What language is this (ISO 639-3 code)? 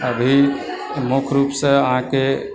mai